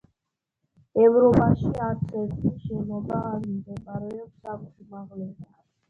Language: Georgian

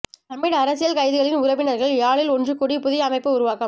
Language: Tamil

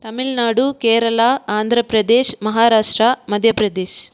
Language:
Tamil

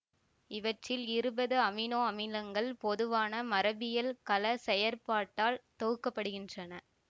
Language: Tamil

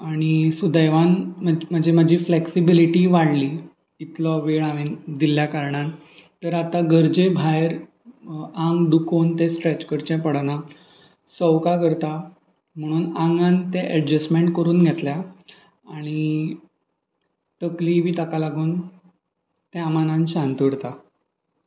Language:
Konkani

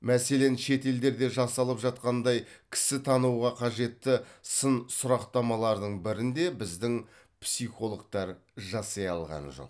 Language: Kazakh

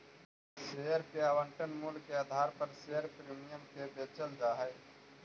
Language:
Magahi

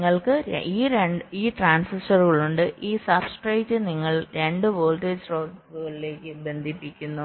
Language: Malayalam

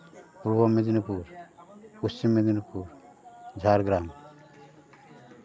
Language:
Santali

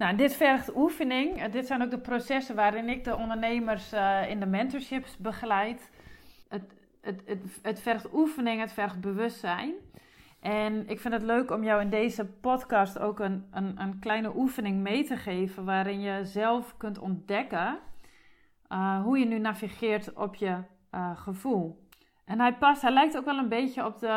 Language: Dutch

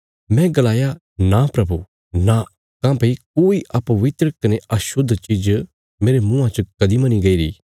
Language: Bilaspuri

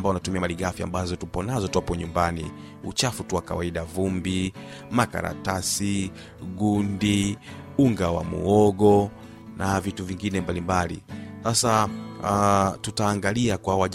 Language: Swahili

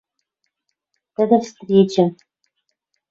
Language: Western Mari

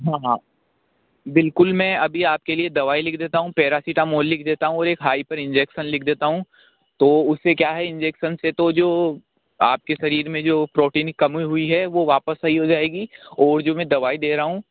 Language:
Hindi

